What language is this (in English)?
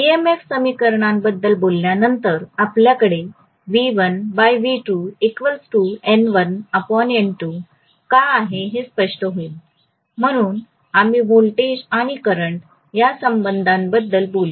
Marathi